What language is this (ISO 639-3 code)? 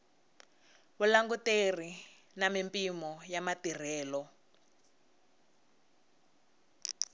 tso